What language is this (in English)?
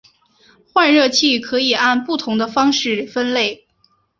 Chinese